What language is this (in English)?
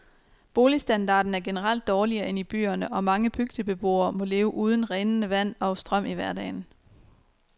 Danish